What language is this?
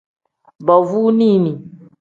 Tem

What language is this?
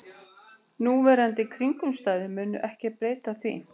Icelandic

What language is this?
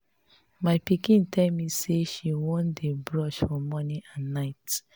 Nigerian Pidgin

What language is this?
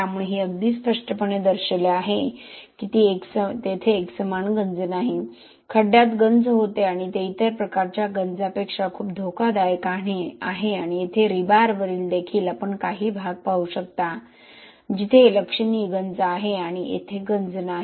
Marathi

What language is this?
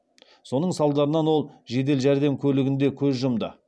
Kazakh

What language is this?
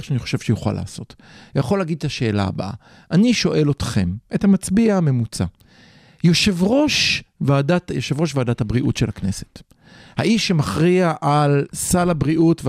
Hebrew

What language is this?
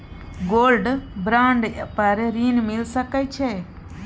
Maithili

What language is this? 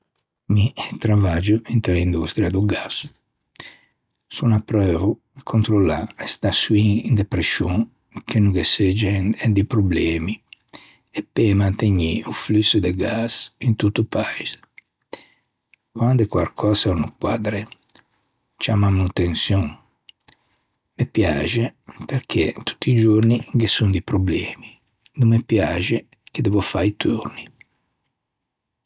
Ligurian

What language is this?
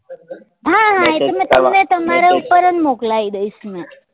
Gujarati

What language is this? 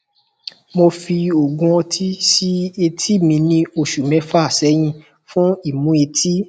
Yoruba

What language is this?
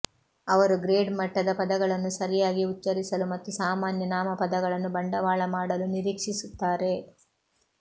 Kannada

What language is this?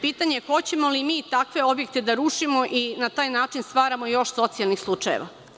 Serbian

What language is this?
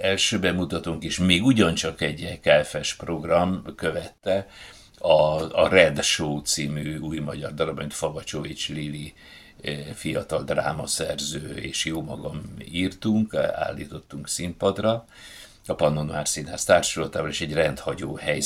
Hungarian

